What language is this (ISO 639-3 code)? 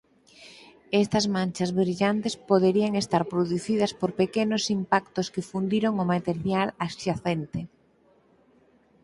glg